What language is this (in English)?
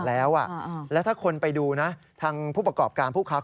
Thai